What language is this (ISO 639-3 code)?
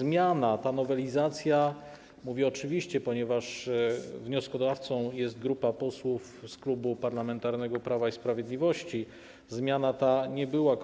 pol